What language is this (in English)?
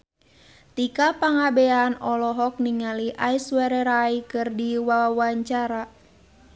Sundanese